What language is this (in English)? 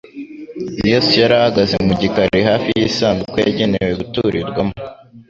Kinyarwanda